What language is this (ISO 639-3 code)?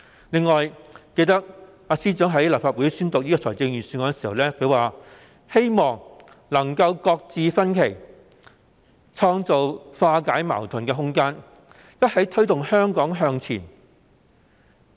yue